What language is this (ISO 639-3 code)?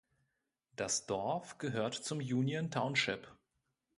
deu